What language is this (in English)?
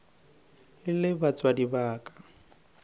Northern Sotho